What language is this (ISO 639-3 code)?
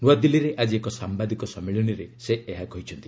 ori